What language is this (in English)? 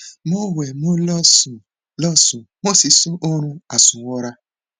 Yoruba